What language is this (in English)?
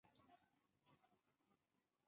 Chinese